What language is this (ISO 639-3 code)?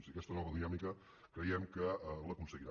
cat